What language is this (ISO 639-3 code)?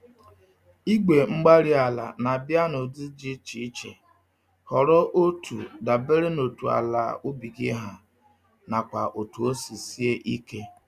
ibo